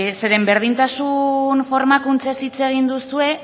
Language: Basque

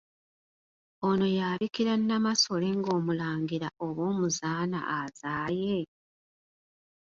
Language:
Ganda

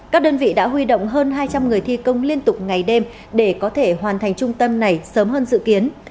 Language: Vietnamese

